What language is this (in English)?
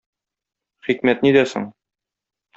Tatar